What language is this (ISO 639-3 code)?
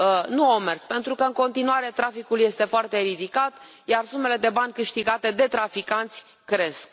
ron